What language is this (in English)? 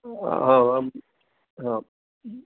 Sanskrit